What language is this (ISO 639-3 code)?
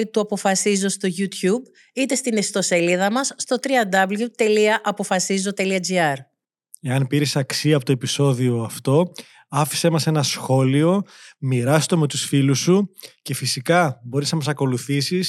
ell